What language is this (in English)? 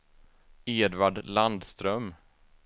Swedish